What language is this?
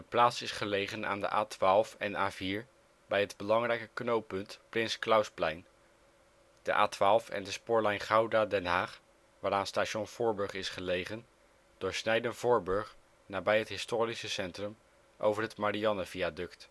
Dutch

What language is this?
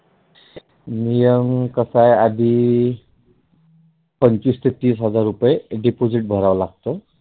Marathi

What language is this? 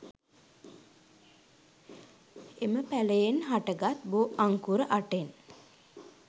Sinhala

